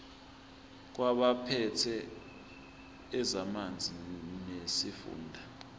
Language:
Zulu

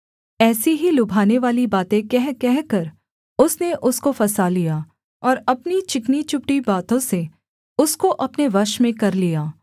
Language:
Hindi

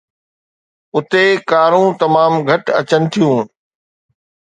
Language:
Sindhi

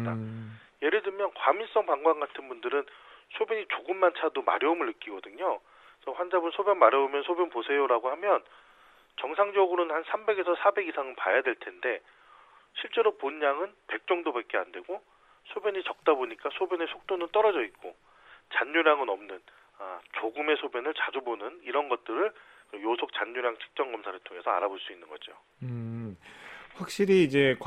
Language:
Korean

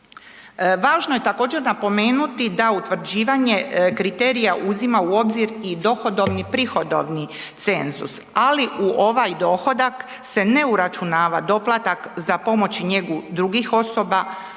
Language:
Croatian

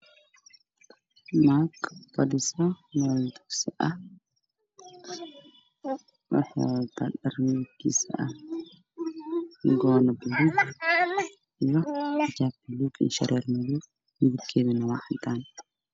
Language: Somali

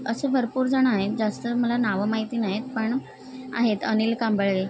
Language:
Marathi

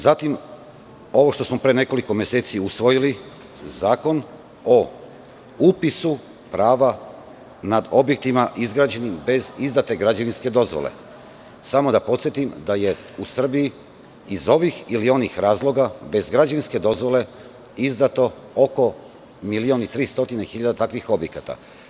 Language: Serbian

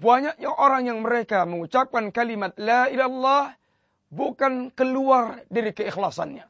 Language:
Malay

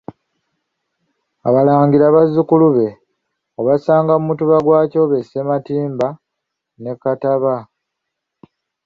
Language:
Ganda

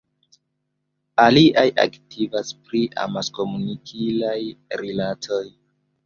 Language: Esperanto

